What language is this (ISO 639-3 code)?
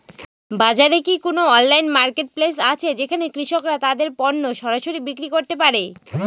ben